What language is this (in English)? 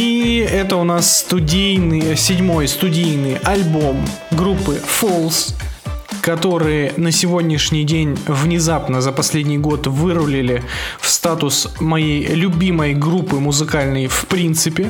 Russian